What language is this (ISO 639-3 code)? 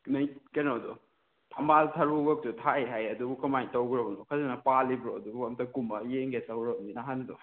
mni